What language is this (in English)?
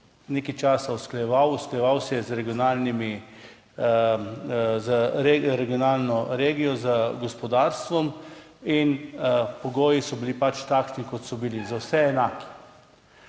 Slovenian